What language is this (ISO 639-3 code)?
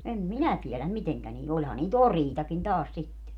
fin